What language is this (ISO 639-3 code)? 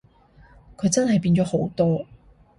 yue